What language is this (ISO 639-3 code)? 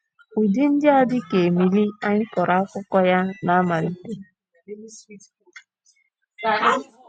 ibo